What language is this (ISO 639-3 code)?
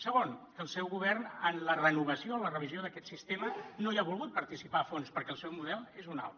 cat